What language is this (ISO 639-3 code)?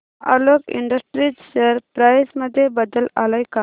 mar